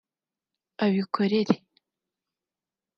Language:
Kinyarwanda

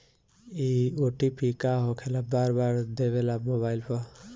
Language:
Bhojpuri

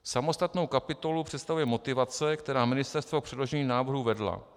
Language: Czech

